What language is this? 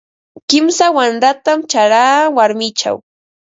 Ambo-Pasco Quechua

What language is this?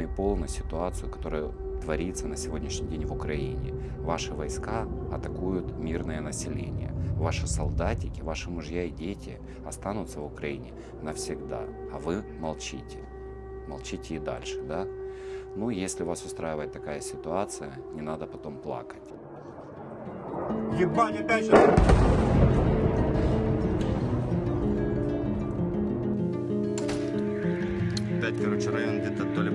Russian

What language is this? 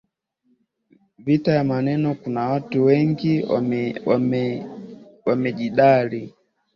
Swahili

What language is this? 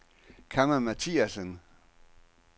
Danish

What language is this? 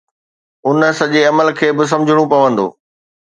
Sindhi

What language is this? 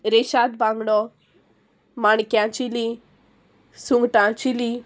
Konkani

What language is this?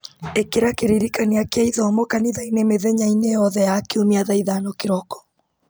Kikuyu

